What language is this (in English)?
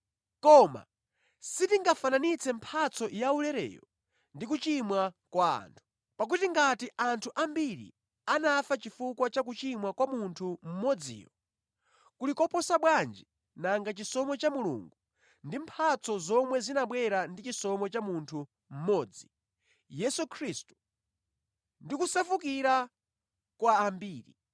Nyanja